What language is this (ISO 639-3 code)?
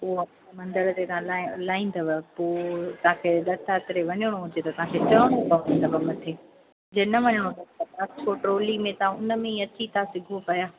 snd